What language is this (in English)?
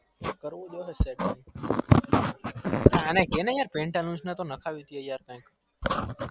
Gujarati